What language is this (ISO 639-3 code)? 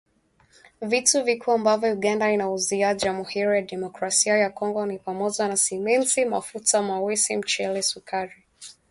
swa